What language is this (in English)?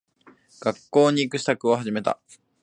Japanese